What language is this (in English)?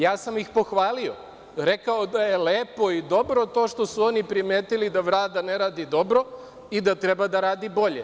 Serbian